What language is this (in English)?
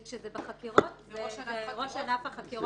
Hebrew